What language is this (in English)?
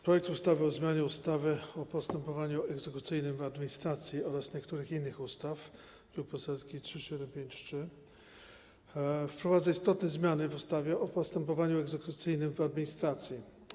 Polish